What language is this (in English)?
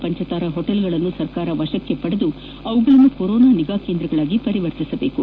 Kannada